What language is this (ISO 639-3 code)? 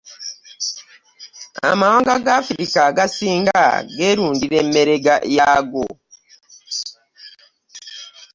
lug